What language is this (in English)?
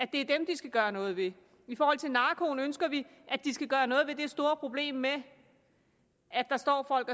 Danish